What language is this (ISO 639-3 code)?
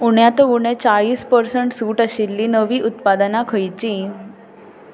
kok